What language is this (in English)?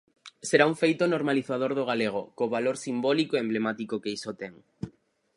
Galician